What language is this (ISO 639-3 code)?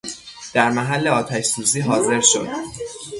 fas